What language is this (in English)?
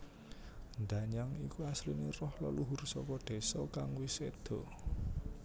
Javanese